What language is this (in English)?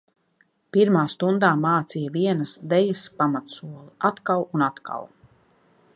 Latvian